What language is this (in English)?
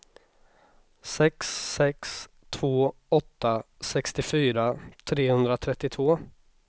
Swedish